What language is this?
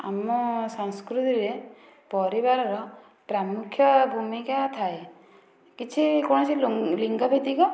Odia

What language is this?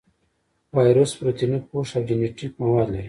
Pashto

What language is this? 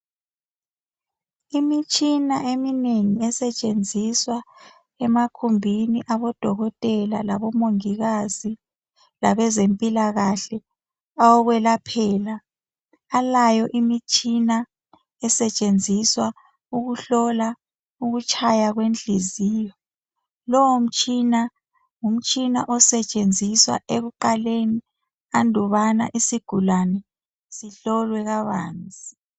North Ndebele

